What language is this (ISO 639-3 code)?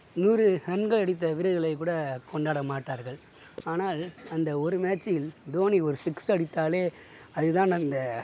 tam